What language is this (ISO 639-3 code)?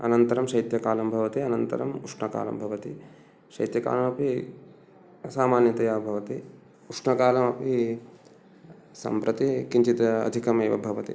san